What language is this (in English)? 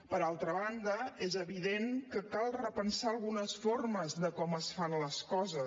Catalan